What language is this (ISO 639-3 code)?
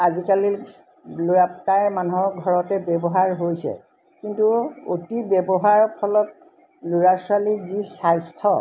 asm